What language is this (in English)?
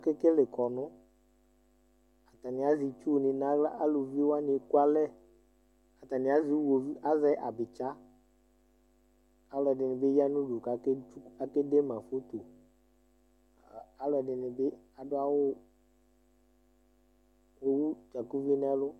Ikposo